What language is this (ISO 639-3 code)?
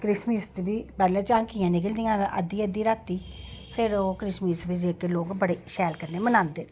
doi